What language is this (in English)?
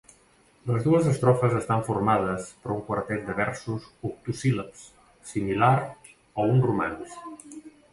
Catalan